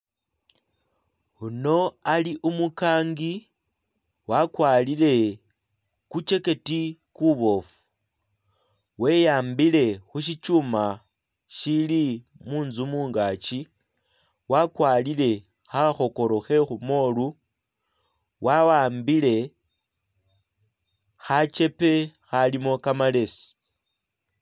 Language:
Masaaba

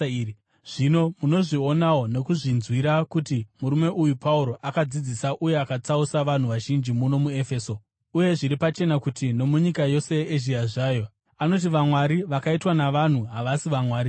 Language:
Shona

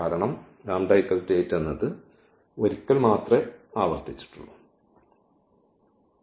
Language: Malayalam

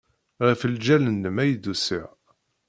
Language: Kabyle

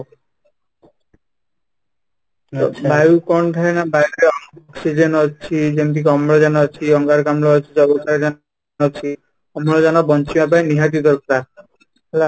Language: Odia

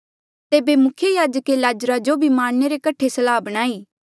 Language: Mandeali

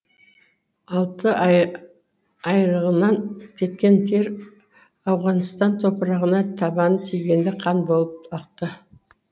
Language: Kazakh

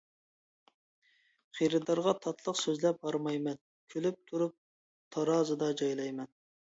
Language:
Uyghur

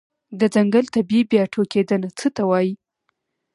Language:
Pashto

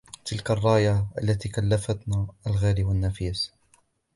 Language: Arabic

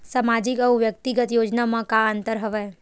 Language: Chhattisgarhi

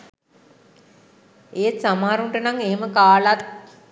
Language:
Sinhala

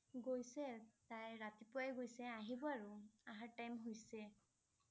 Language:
Assamese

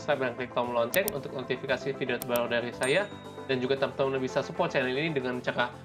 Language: Indonesian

